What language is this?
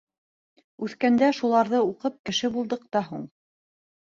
Bashkir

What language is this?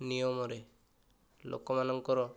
Odia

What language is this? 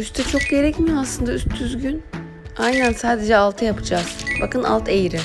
Turkish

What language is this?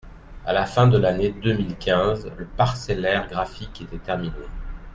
French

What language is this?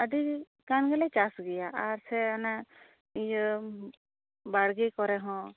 Santali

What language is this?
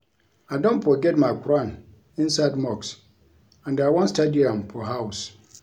Nigerian Pidgin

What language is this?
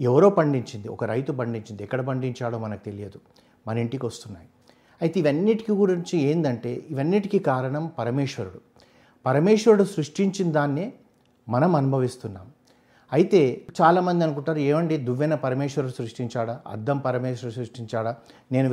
Telugu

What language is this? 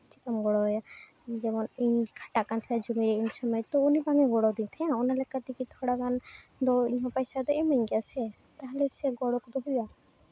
Santali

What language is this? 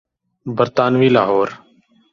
Urdu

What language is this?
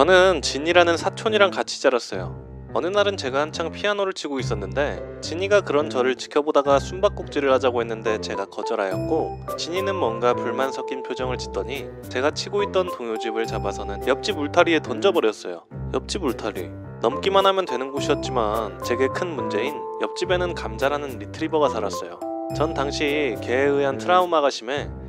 Korean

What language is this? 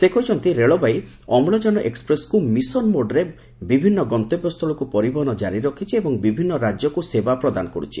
Odia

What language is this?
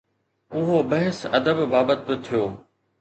Sindhi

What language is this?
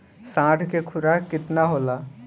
Bhojpuri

